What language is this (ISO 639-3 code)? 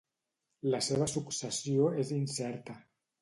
cat